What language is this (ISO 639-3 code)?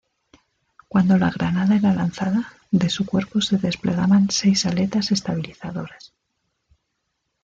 spa